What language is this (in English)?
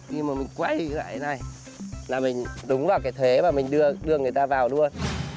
Vietnamese